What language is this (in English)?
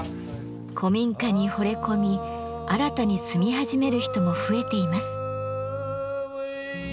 Japanese